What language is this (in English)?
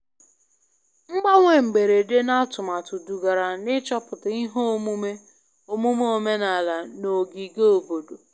Igbo